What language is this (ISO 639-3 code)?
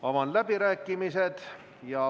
est